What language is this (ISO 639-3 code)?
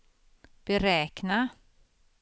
swe